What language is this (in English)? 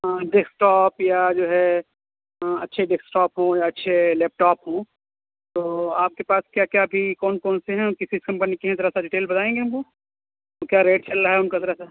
Urdu